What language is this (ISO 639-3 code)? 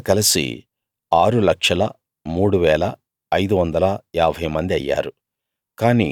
tel